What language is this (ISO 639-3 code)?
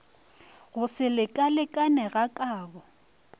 nso